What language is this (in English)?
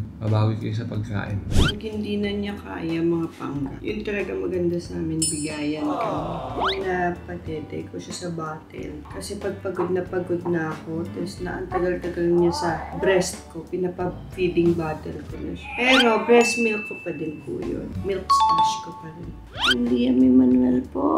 Filipino